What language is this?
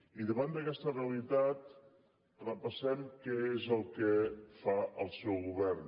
Catalan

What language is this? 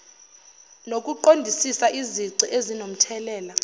Zulu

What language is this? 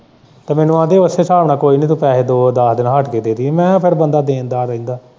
Punjabi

